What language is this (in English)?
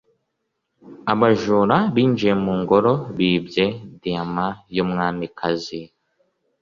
Kinyarwanda